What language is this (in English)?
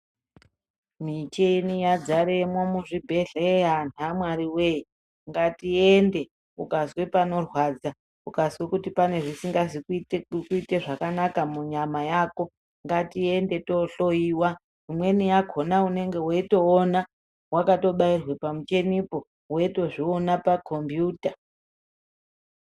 Ndau